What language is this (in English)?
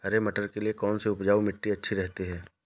Hindi